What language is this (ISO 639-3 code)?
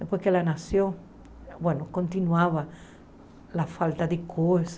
por